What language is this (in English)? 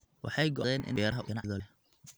Somali